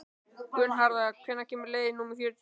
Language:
Icelandic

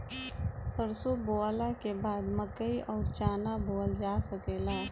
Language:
Bhojpuri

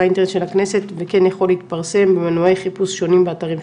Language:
Hebrew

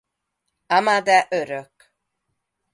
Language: Hungarian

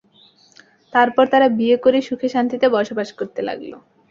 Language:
Bangla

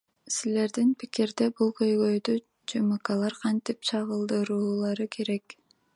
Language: Kyrgyz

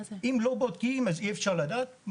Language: Hebrew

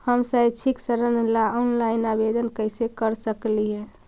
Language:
Magahi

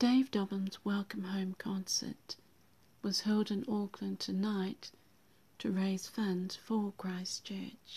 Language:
English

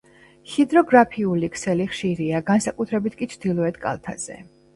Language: Georgian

